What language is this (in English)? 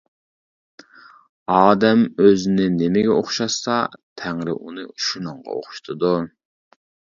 Uyghur